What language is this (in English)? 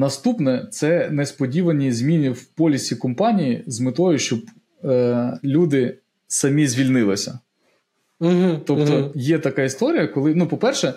Ukrainian